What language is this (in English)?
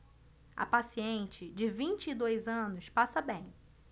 Portuguese